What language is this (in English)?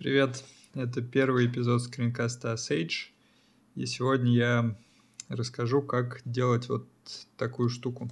Russian